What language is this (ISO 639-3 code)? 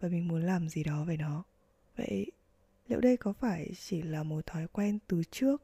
vie